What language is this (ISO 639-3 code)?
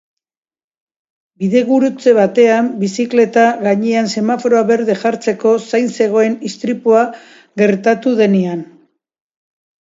eus